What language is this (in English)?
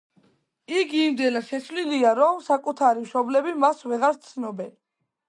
Georgian